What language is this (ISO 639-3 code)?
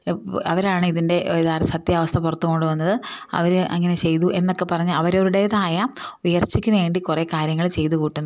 mal